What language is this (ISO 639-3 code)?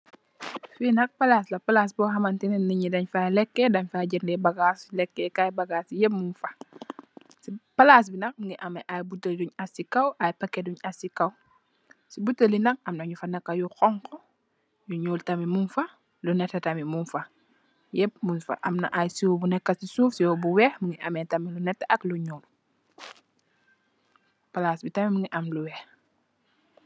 wol